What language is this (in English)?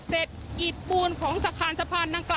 Thai